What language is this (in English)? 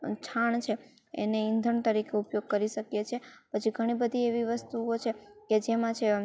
Gujarati